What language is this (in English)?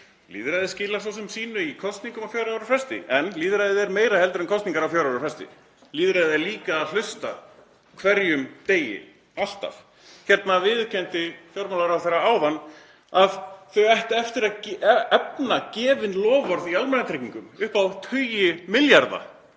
Icelandic